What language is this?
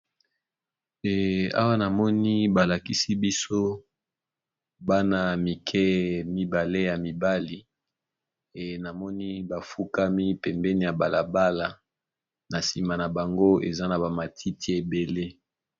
Lingala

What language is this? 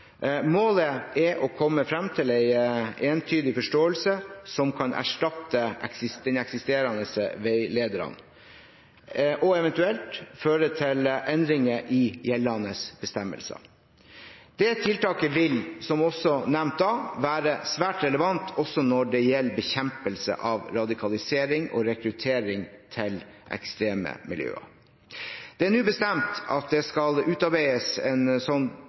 Norwegian Bokmål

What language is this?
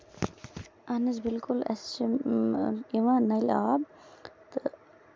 Kashmiri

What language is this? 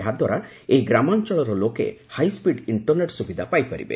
Odia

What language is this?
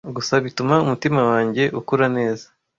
Kinyarwanda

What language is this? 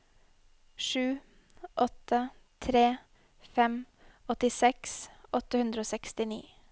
Norwegian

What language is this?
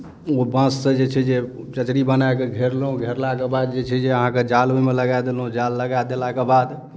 Maithili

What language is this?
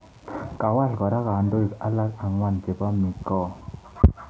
Kalenjin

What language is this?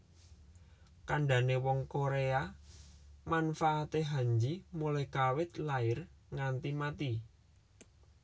Javanese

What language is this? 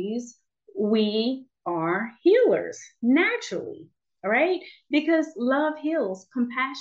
English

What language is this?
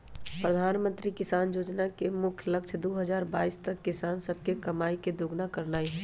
Magahi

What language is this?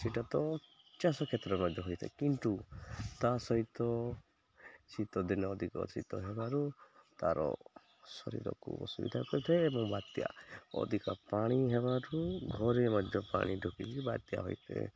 Odia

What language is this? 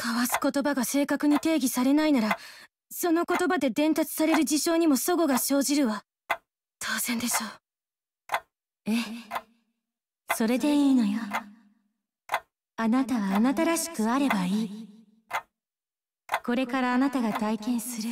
Japanese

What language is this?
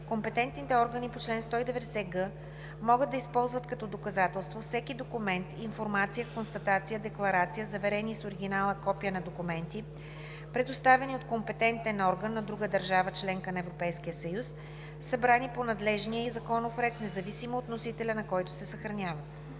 Bulgarian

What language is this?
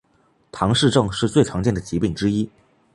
Chinese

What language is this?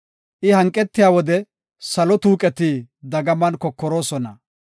Gofa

